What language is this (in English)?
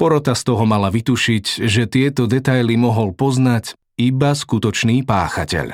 Slovak